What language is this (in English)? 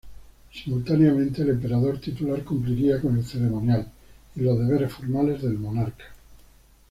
Spanish